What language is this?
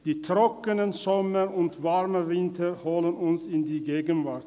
Swiss German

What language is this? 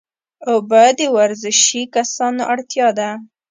Pashto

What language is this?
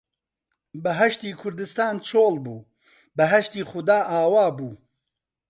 Central Kurdish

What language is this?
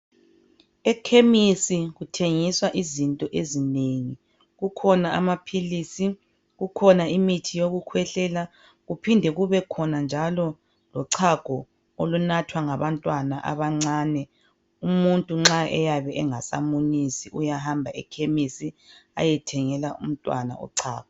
North Ndebele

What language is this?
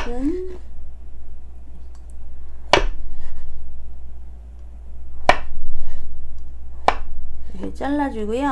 Korean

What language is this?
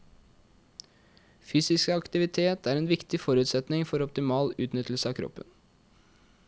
Norwegian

